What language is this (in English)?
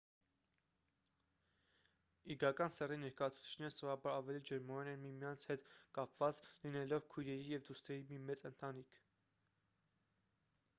Armenian